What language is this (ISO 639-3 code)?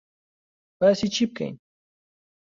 ckb